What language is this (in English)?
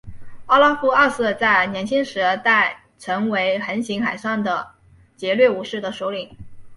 Chinese